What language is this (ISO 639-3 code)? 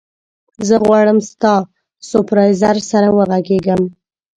pus